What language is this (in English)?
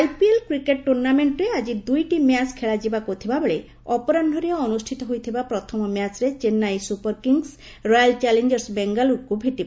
Odia